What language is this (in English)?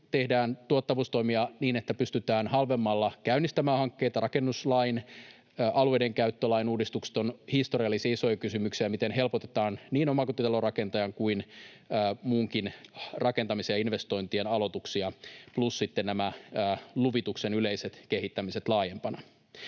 Finnish